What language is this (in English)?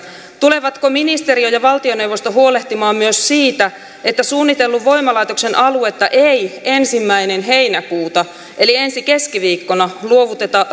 Finnish